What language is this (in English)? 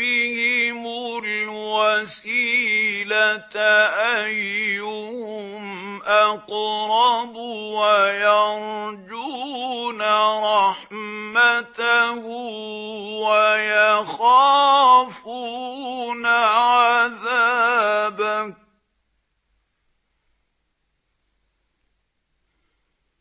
Arabic